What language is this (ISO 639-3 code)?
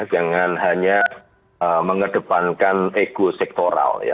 ind